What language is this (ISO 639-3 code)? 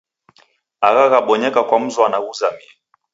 dav